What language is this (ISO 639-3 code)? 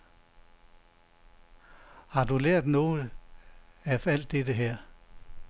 dan